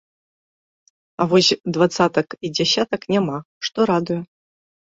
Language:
Belarusian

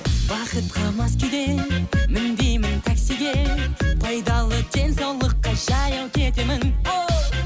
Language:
Kazakh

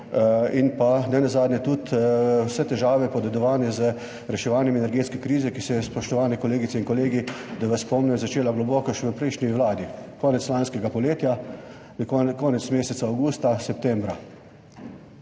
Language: Slovenian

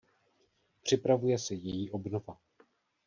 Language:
Czech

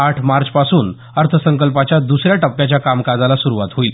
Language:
Marathi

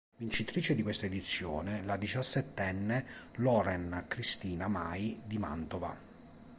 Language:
Italian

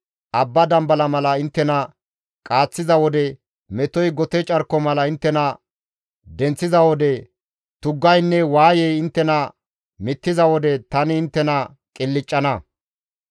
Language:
Gamo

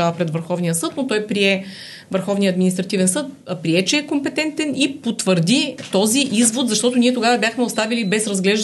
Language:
Bulgarian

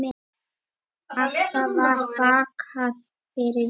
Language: Icelandic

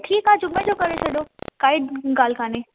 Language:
Sindhi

